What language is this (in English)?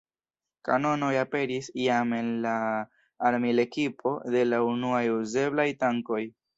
Esperanto